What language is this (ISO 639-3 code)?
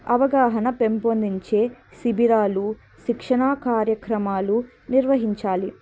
tel